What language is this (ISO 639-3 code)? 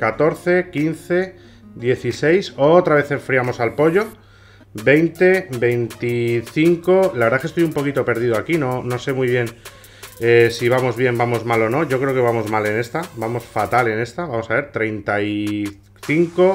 spa